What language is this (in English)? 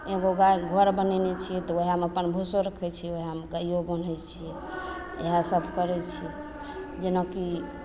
Maithili